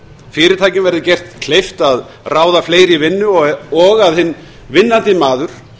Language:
Icelandic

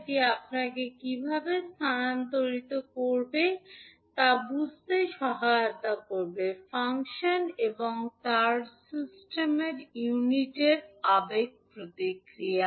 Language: Bangla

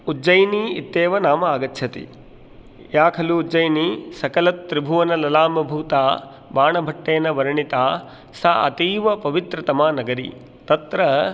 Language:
Sanskrit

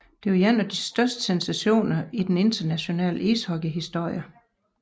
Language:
Danish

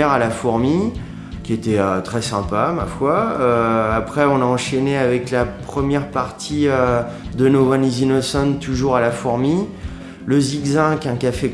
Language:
French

